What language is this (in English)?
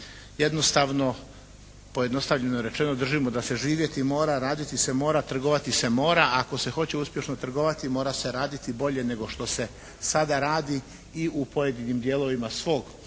Croatian